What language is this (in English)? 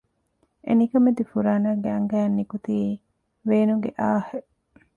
Divehi